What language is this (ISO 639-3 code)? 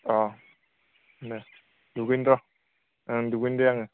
brx